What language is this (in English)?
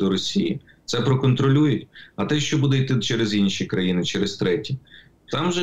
Ukrainian